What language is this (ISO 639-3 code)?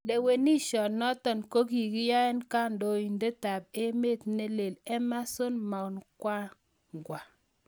kln